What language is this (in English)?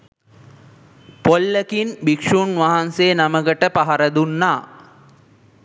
Sinhala